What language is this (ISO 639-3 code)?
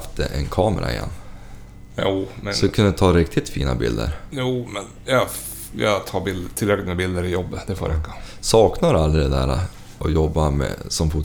swe